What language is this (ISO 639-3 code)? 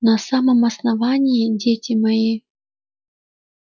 rus